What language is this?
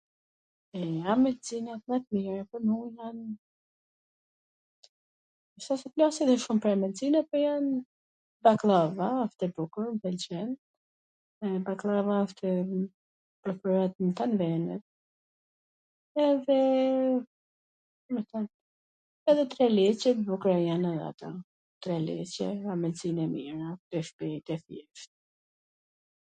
Gheg Albanian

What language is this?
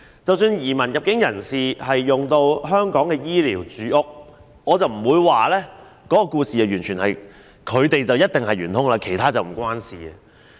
Cantonese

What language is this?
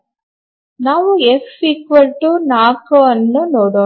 Kannada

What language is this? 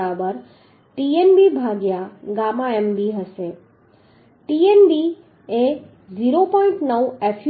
Gujarati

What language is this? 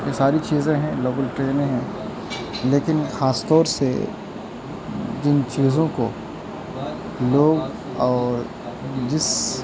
Urdu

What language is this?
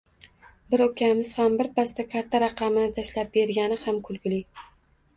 Uzbek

